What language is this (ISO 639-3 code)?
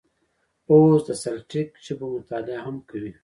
pus